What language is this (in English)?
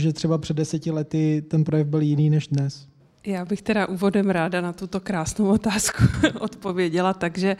Czech